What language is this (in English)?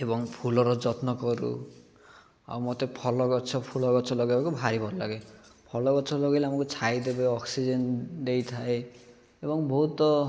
Odia